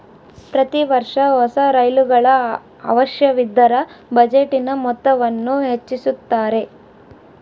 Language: Kannada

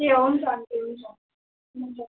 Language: Nepali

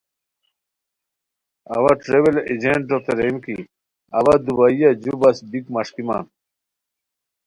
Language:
Khowar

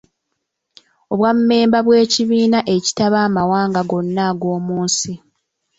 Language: Ganda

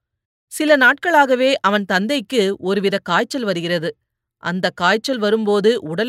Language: Tamil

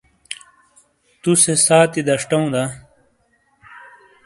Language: Shina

